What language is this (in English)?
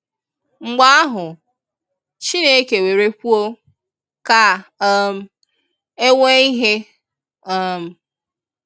Igbo